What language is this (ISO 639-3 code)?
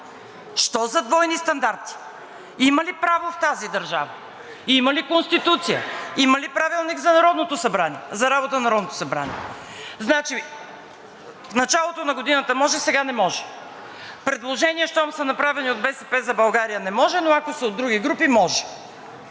bul